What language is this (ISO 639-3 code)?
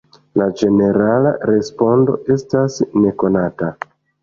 epo